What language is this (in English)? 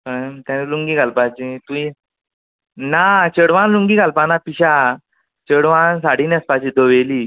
Konkani